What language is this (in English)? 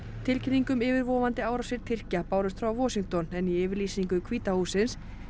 Icelandic